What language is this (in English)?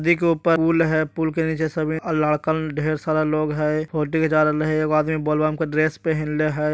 Magahi